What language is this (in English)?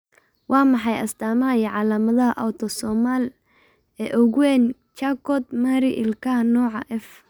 Somali